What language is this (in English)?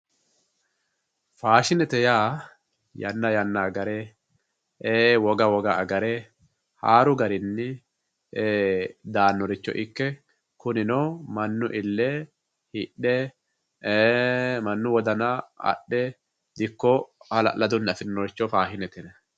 Sidamo